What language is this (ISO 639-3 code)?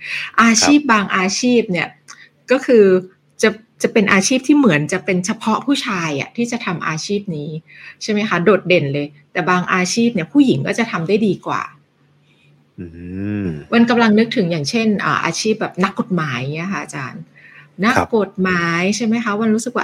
tha